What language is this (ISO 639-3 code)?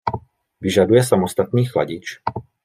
ces